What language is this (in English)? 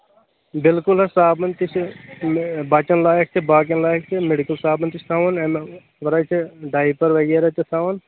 Kashmiri